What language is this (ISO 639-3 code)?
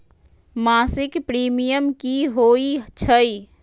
mag